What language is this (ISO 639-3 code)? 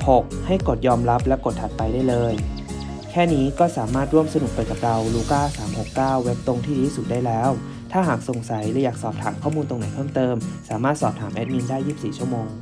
tha